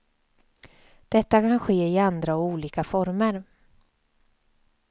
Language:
Swedish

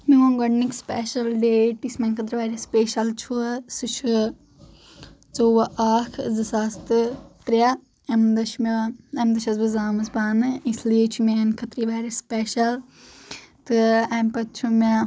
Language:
Kashmiri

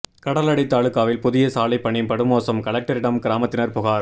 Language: Tamil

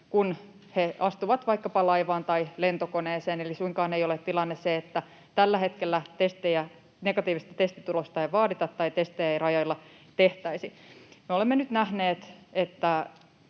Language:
Finnish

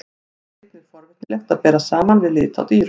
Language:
Icelandic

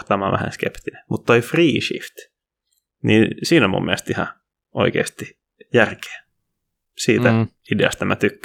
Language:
Finnish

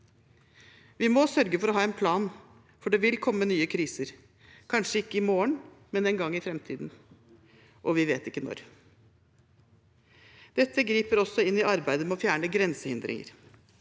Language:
Norwegian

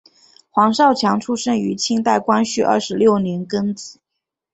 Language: Chinese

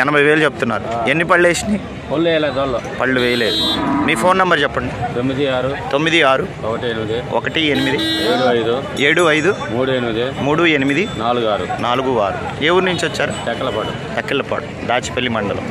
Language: Telugu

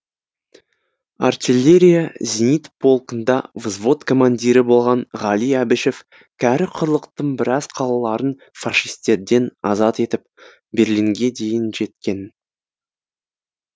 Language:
Kazakh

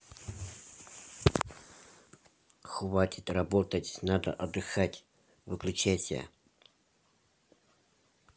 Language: Russian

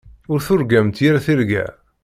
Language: Kabyle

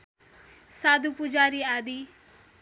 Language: Nepali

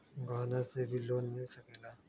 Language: Magahi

